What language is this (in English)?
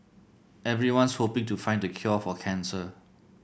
English